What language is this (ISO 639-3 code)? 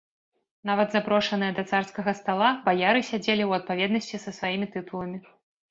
bel